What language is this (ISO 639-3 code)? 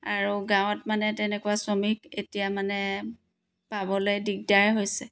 asm